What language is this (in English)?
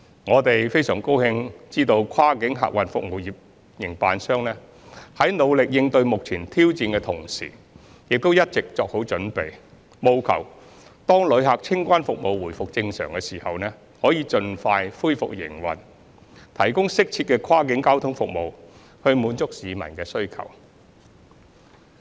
Cantonese